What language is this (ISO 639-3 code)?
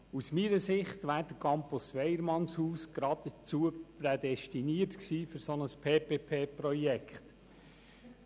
gsw